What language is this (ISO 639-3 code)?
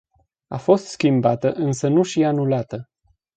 ron